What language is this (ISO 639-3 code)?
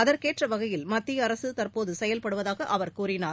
tam